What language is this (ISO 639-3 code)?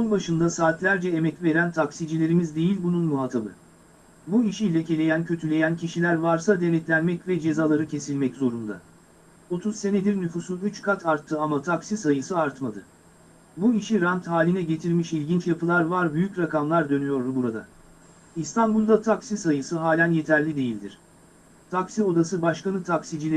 tur